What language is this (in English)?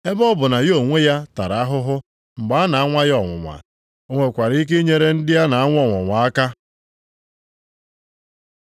Igbo